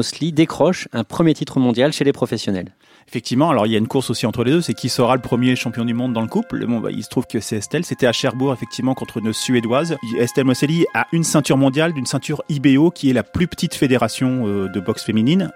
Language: French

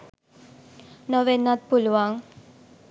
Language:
Sinhala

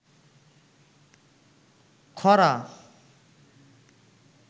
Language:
Bangla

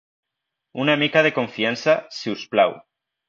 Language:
Catalan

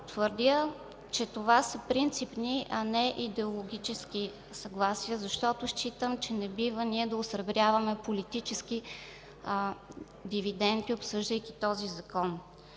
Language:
Bulgarian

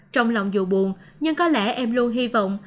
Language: Vietnamese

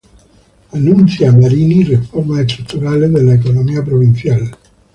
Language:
Spanish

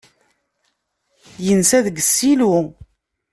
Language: Kabyle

